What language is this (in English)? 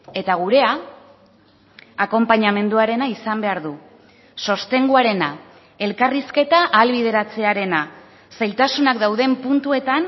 Basque